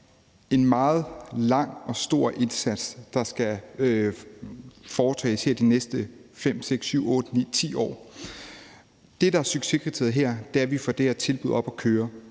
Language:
Danish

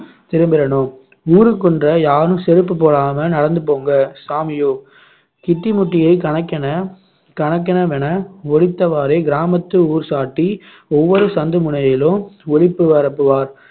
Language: Tamil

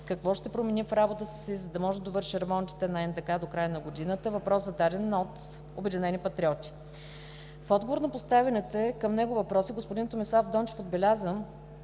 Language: Bulgarian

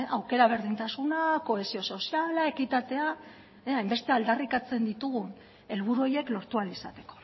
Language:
Basque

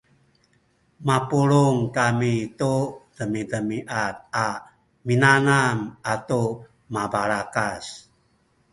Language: Sakizaya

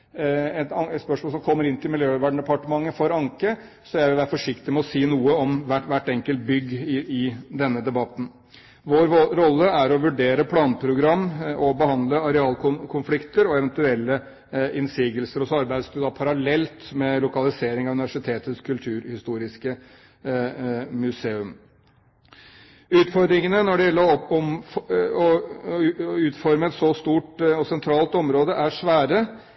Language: Norwegian Bokmål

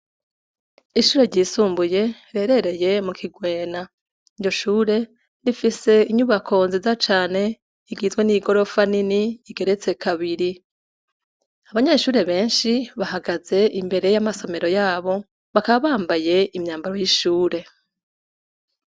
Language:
Rundi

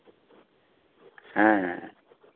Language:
Santali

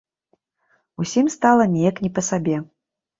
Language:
Belarusian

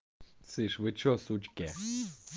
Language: Russian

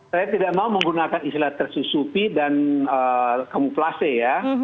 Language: Indonesian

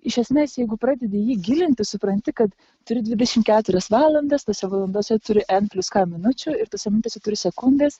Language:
Lithuanian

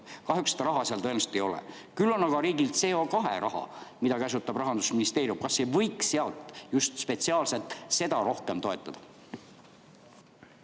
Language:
Estonian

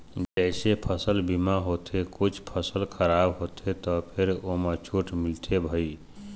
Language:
Chhattisgarhi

